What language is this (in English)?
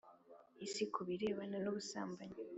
Kinyarwanda